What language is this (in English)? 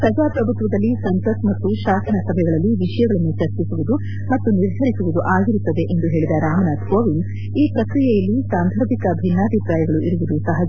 Kannada